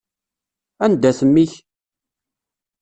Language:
Kabyle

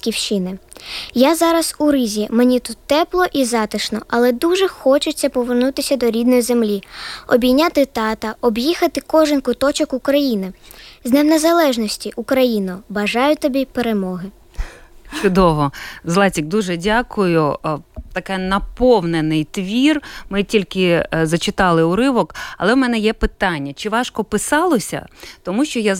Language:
Ukrainian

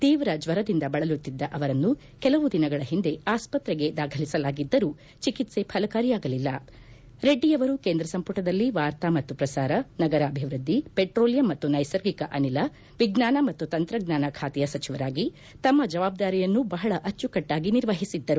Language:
Kannada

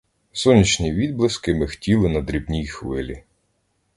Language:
Ukrainian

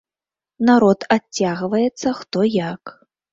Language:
Belarusian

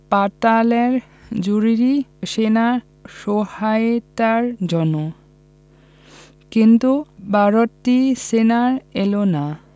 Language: Bangla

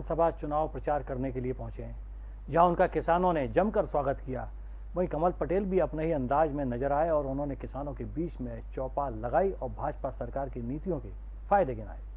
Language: Hindi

